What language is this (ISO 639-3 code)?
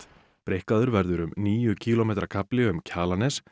isl